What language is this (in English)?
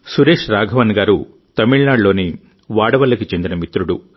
Telugu